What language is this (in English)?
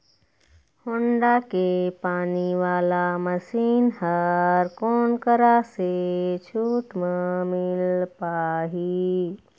Chhattisgarhi